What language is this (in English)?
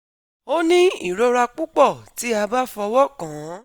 Yoruba